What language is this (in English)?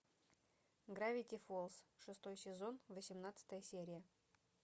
Russian